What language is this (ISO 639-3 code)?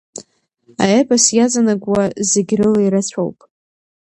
abk